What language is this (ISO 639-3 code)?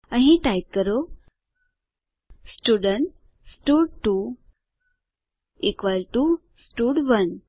guj